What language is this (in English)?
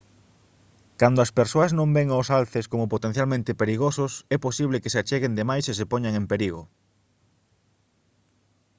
Galician